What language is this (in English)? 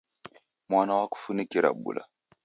Taita